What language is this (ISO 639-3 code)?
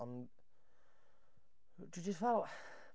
cym